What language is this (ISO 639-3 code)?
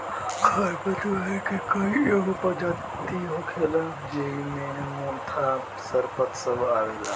bho